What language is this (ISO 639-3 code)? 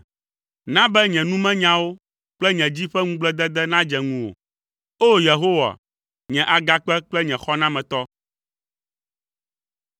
ewe